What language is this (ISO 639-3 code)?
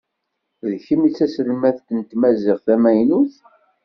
kab